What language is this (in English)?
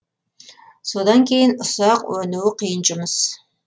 Kazakh